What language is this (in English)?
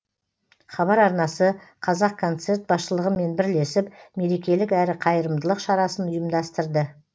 Kazakh